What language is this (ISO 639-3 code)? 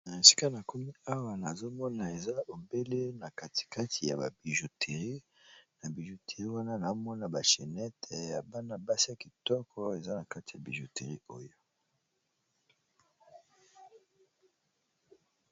lin